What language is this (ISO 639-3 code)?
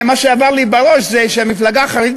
heb